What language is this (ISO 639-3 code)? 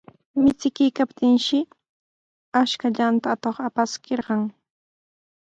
qws